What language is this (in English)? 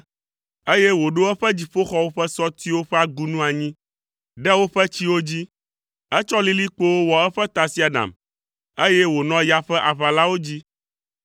Ewe